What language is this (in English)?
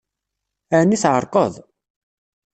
Kabyle